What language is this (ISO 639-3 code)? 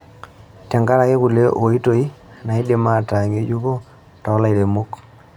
mas